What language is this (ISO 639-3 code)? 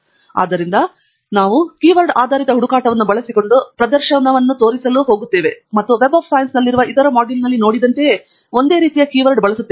kan